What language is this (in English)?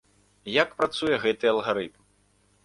Belarusian